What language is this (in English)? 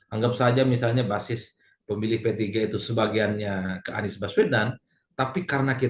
Indonesian